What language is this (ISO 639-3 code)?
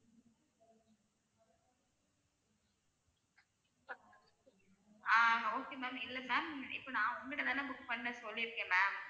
tam